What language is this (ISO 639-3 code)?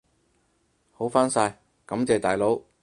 yue